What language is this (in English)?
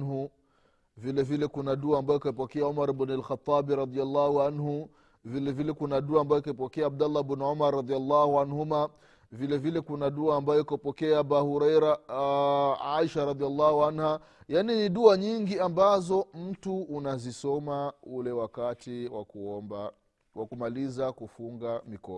Swahili